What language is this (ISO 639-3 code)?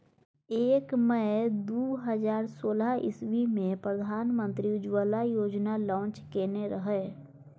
mai